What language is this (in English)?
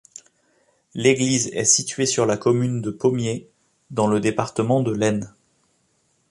French